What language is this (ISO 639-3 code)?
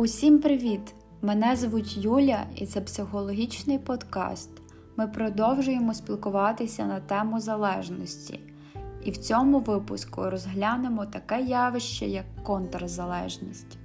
ukr